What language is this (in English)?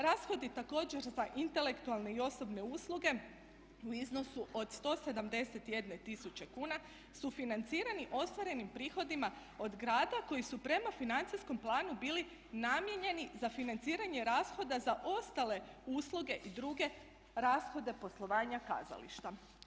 Croatian